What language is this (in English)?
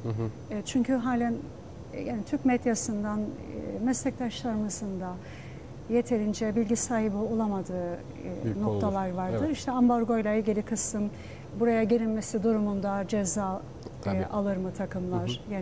Turkish